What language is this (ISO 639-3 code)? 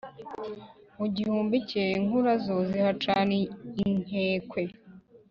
kin